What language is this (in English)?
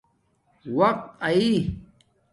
Domaaki